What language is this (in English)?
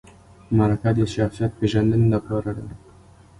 Pashto